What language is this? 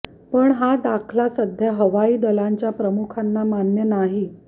Marathi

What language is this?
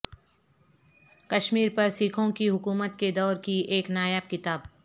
Urdu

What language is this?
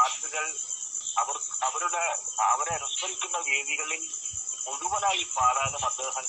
Malayalam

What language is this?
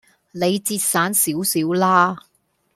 Cantonese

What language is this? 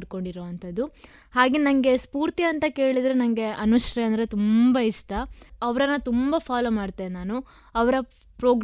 Kannada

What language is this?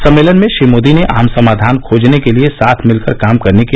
Hindi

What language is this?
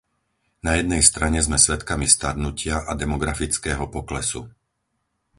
Slovak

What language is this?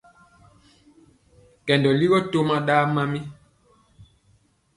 Mpiemo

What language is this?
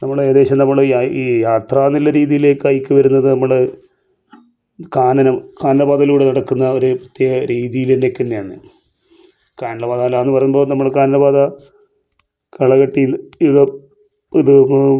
Malayalam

